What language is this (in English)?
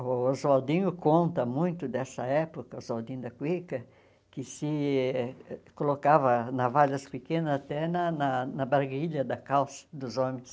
Portuguese